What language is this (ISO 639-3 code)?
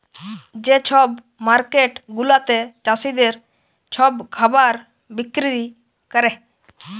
ben